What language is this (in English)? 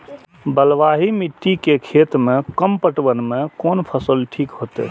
Maithili